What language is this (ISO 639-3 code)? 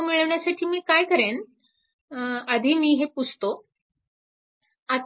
mar